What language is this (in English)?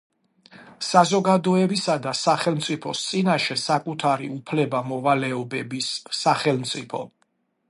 Georgian